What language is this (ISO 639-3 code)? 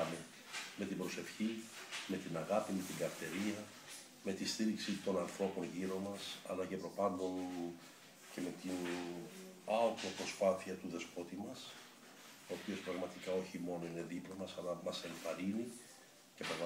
ell